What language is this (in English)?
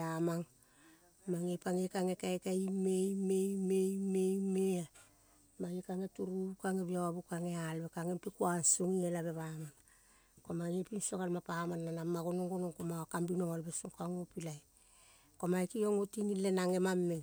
Kol (Papua New Guinea)